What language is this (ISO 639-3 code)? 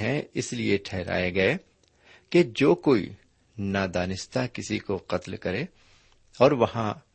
urd